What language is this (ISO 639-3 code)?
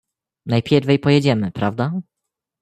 pol